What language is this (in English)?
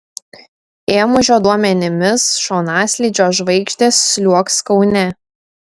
Lithuanian